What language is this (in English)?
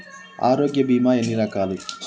Telugu